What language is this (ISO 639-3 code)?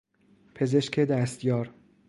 fas